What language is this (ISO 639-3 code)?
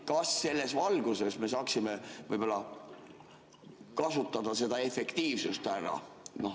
est